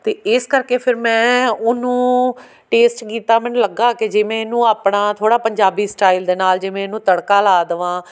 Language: Punjabi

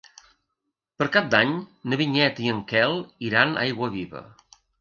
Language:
Catalan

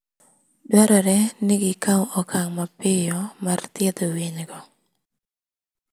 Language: Luo (Kenya and Tanzania)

